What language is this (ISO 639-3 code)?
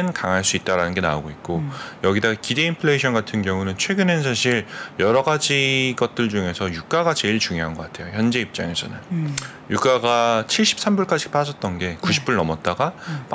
kor